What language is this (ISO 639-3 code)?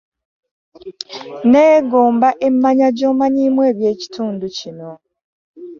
lug